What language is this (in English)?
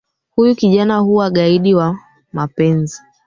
Swahili